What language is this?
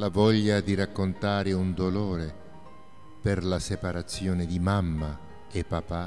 Italian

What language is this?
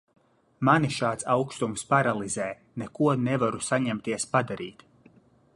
Latvian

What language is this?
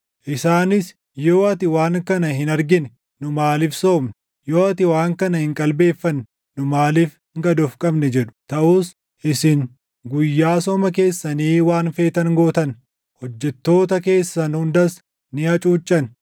Oromo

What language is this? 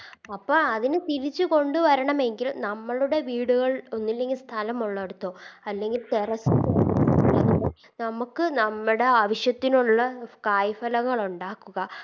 Malayalam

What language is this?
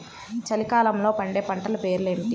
Telugu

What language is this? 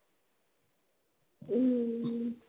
Tamil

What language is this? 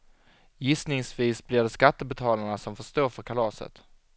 Swedish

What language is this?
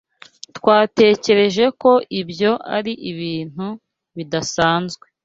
Kinyarwanda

